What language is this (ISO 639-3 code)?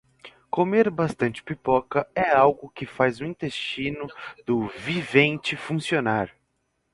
por